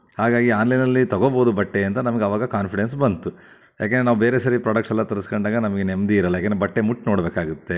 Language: Kannada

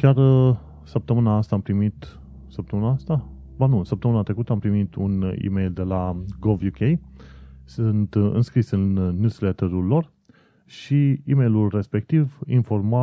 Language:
Romanian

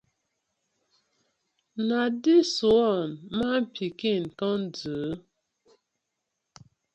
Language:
Nigerian Pidgin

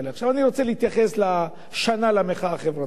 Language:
Hebrew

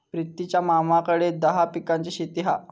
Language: Marathi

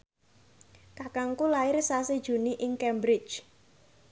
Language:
Javanese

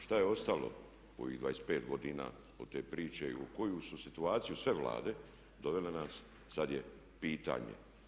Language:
Croatian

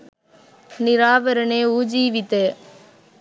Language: Sinhala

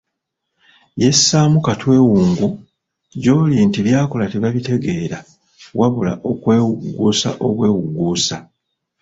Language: Ganda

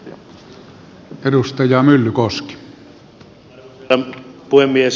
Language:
Finnish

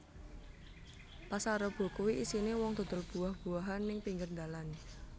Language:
Javanese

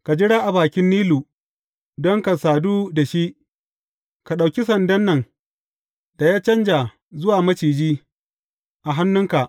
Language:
Hausa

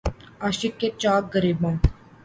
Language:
Urdu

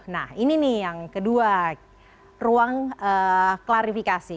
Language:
Indonesian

